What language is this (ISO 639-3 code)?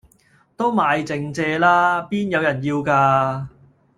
yue